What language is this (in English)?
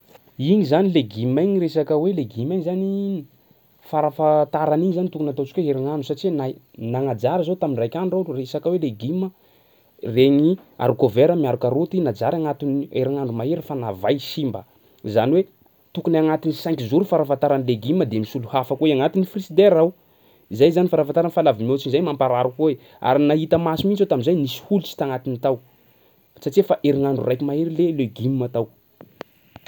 Sakalava Malagasy